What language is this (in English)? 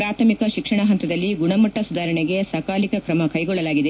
Kannada